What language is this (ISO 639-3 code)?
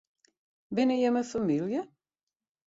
fry